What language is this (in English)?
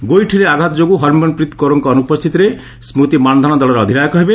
Odia